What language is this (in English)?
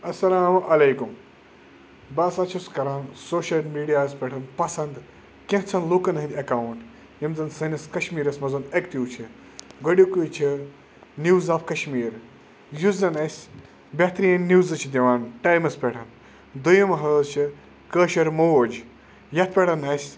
Kashmiri